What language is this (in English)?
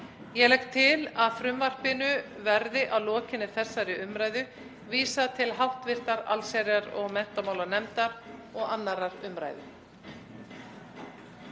Icelandic